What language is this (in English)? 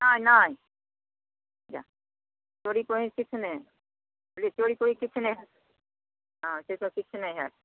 Maithili